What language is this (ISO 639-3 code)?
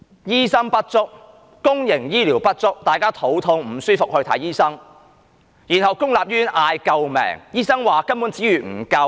yue